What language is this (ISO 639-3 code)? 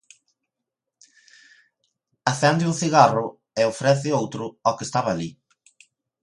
glg